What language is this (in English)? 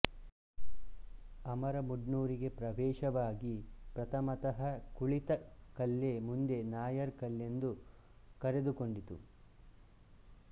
Kannada